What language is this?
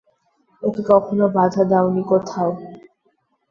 Bangla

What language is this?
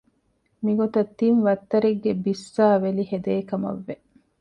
Divehi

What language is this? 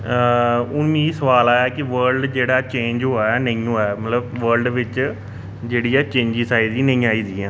Dogri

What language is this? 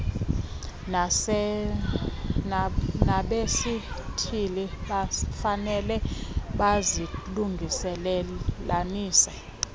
Xhosa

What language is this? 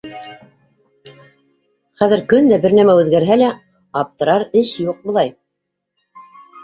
Bashkir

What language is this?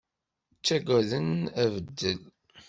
Kabyle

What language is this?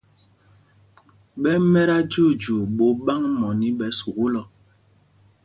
Mpumpong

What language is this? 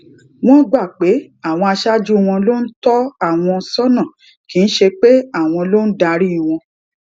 Yoruba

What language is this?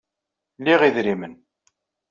Kabyle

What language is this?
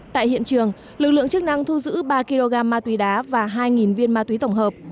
Vietnamese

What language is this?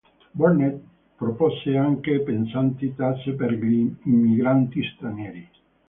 Italian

